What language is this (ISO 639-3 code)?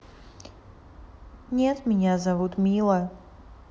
rus